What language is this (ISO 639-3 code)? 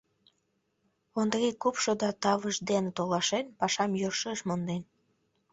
chm